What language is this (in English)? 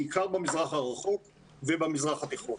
Hebrew